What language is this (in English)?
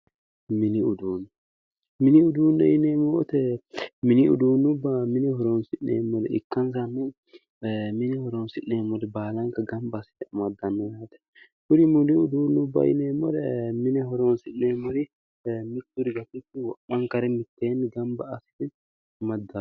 Sidamo